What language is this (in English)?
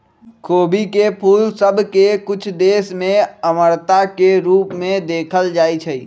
Magahi